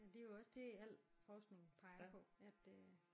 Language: Danish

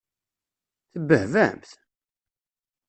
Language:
Kabyle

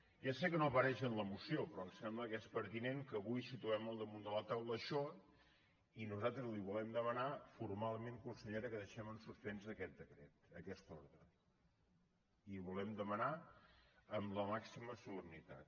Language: Catalan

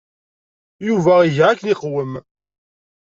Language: Kabyle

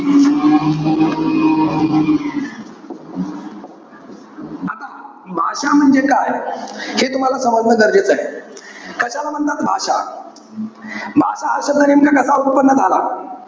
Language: Marathi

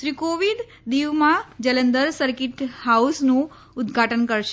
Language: Gujarati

